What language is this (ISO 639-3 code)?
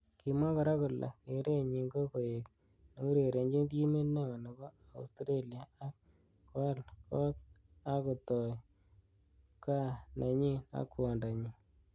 kln